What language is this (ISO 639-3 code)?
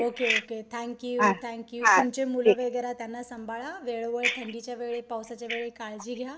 mar